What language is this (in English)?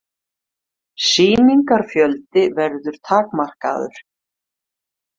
Icelandic